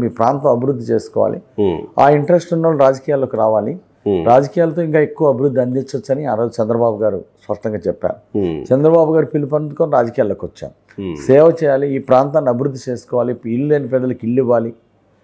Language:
Telugu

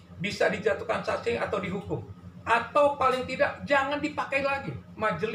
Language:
Indonesian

